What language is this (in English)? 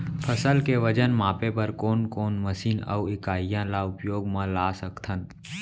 Chhattisgarhi